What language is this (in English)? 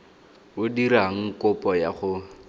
Tswana